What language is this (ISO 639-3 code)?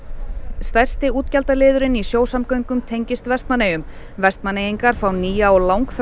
isl